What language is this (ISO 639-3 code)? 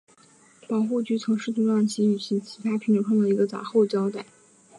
zho